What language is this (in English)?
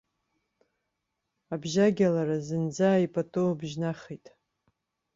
Abkhazian